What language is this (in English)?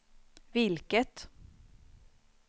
Swedish